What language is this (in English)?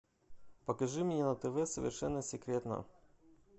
Russian